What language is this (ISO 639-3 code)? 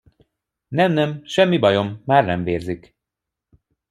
hun